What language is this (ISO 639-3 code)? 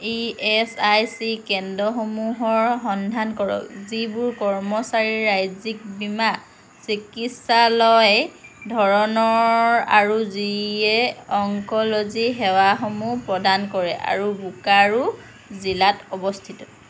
asm